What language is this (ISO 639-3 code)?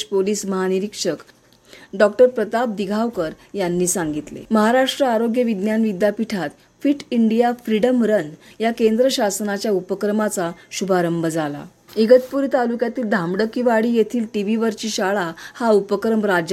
mar